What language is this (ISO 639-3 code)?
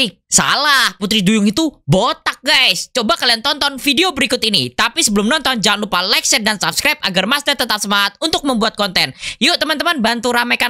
ind